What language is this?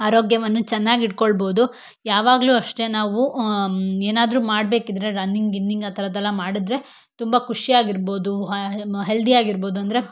Kannada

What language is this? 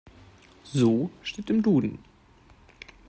German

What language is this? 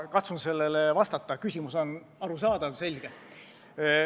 Estonian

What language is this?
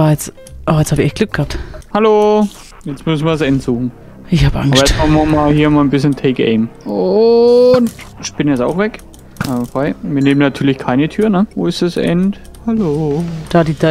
German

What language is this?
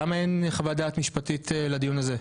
Hebrew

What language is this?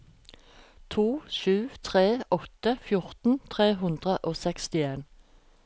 Norwegian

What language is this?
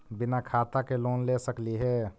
Magahi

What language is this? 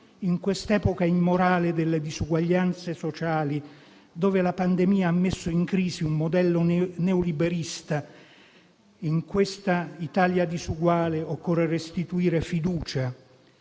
Italian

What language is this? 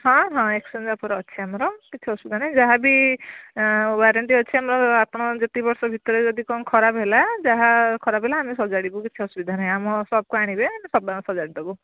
Odia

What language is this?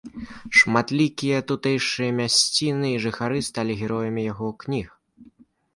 Belarusian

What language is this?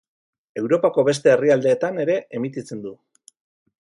Basque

